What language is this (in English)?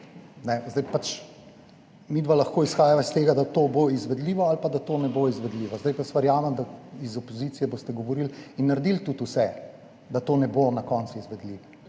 Slovenian